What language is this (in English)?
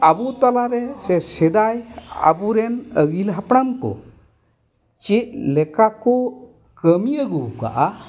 Santali